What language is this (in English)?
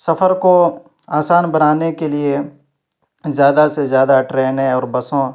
Urdu